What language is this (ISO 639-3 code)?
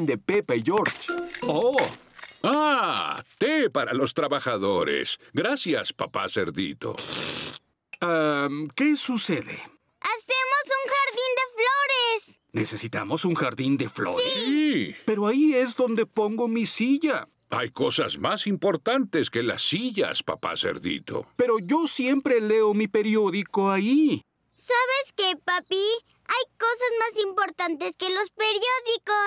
spa